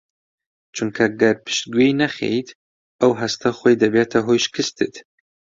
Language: Central Kurdish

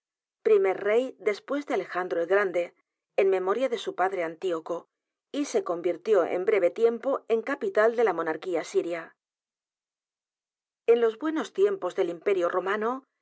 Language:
Spanish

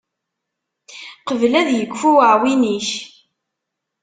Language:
Kabyle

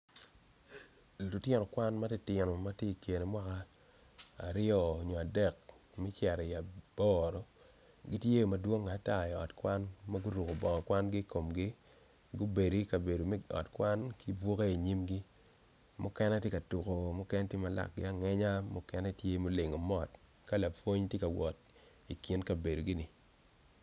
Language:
Acoli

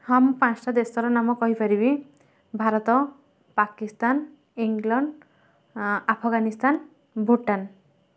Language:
Odia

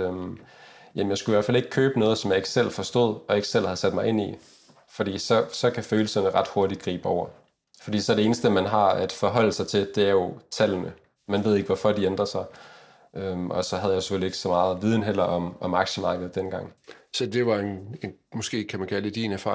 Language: Danish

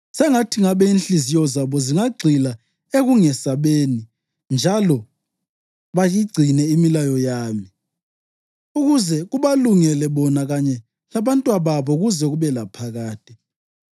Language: North Ndebele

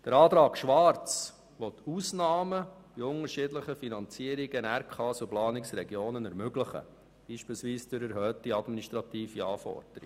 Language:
Swiss German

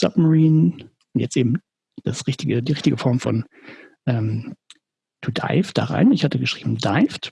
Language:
German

